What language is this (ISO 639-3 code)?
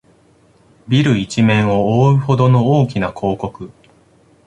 jpn